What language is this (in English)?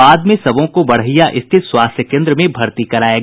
Hindi